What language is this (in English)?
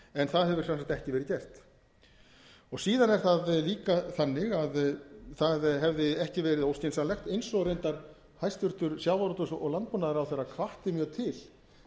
Icelandic